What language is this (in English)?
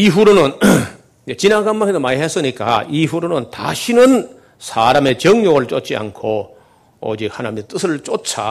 Korean